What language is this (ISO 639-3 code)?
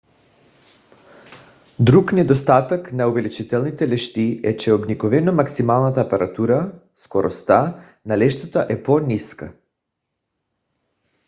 bul